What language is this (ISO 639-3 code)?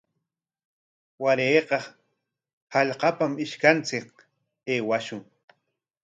qwa